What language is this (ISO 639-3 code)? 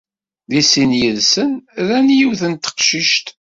kab